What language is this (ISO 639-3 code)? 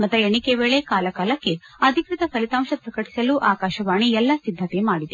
kan